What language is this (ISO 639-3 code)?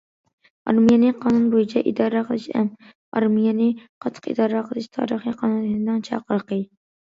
uig